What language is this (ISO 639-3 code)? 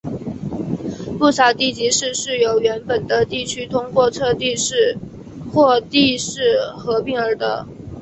zho